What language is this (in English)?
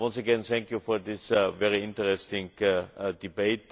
English